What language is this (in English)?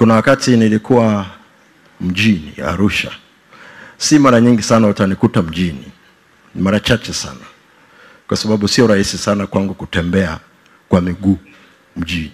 Swahili